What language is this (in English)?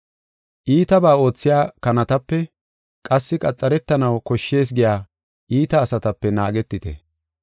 Gofa